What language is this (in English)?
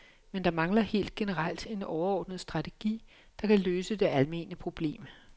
Danish